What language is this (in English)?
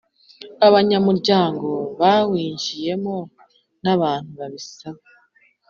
Kinyarwanda